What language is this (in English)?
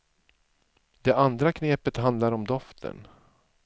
Swedish